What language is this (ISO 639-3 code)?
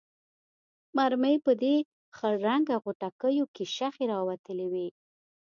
pus